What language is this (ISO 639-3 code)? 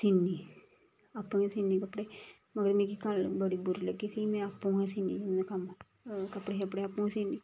doi